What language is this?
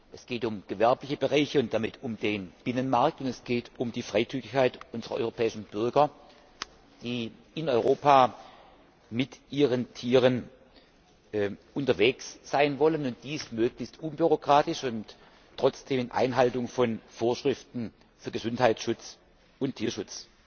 German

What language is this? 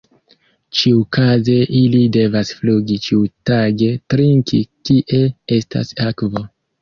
Esperanto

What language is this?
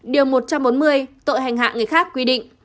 Vietnamese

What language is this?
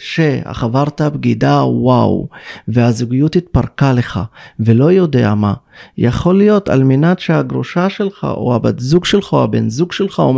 Hebrew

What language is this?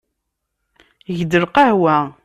Kabyle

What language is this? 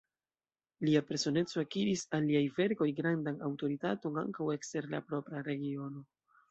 Esperanto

